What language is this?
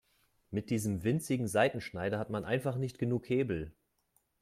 German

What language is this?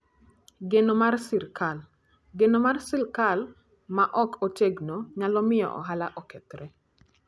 Luo (Kenya and Tanzania)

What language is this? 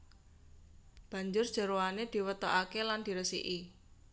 Javanese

